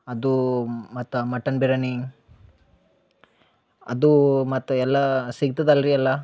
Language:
Kannada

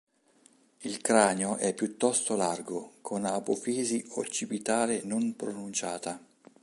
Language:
Italian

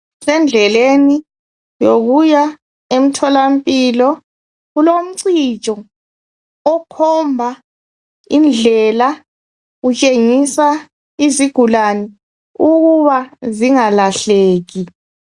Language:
North Ndebele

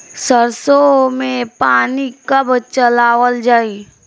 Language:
Bhojpuri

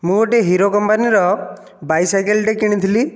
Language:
Odia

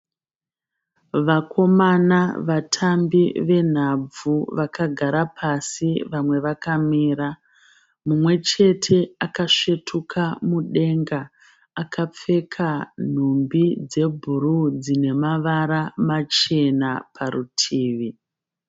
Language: Shona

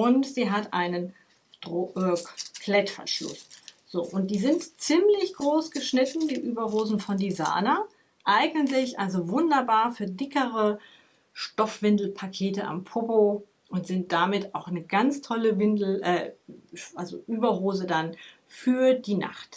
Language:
German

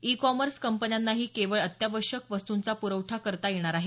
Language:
Marathi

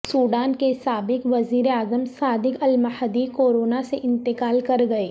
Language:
Urdu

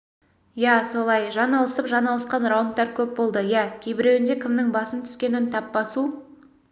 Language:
Kazakh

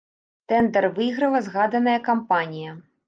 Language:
Belarusian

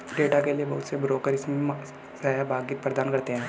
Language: Hindi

